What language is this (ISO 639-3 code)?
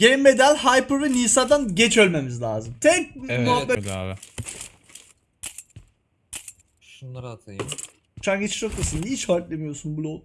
tur